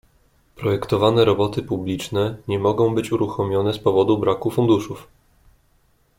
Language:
Polish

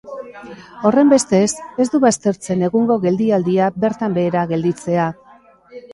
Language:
Basque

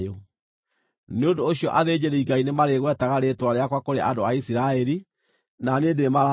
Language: Kikuyu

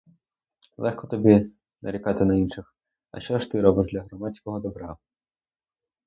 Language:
Ukrainian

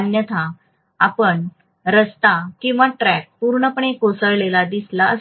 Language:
Marathi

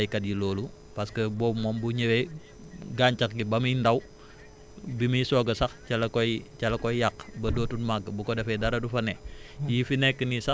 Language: Wolof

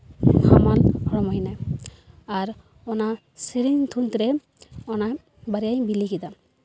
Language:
Santali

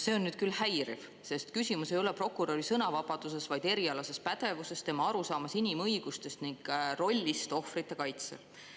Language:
Estonian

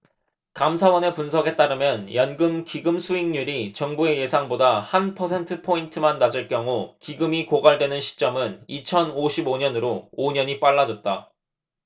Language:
Korean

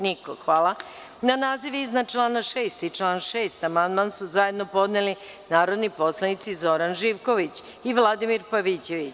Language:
Serbian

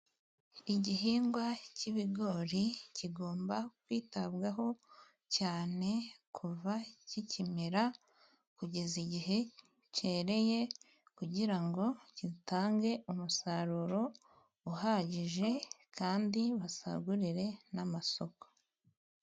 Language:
Kinyarwanda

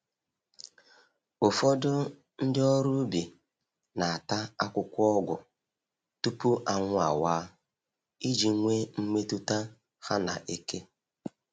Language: Igbo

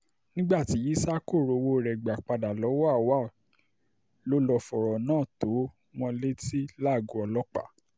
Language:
Yoruba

